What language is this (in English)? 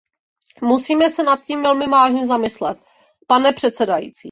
Czech